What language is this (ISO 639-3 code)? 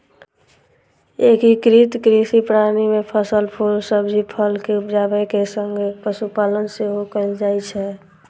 mai